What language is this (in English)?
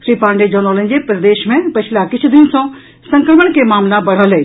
Maithili